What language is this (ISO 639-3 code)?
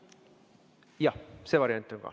est